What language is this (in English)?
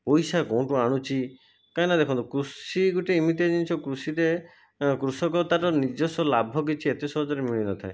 Odia